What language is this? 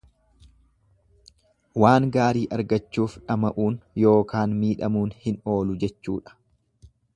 Oromo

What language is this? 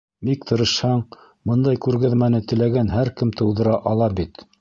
Bashkir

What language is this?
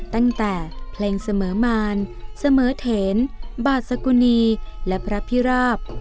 Thai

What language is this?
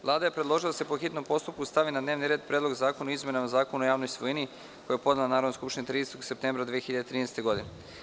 Serbian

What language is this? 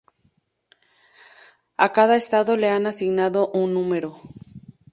Spanish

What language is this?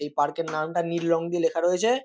Bangla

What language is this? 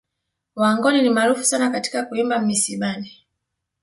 Swahili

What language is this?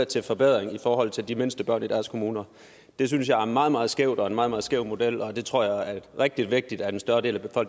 Danish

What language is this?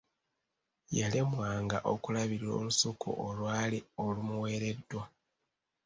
Ganda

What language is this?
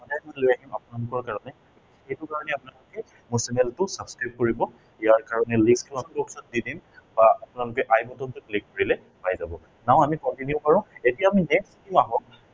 Assamese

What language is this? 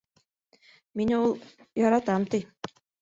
Bashkir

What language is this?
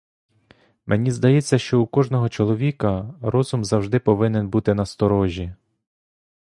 Ukrainian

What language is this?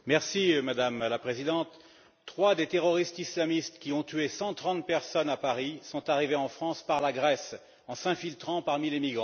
French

